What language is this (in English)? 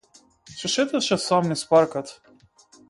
Macedonian